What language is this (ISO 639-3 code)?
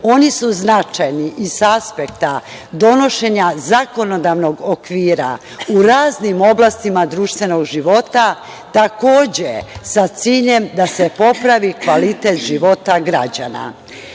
srp